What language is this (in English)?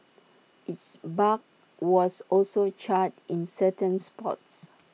English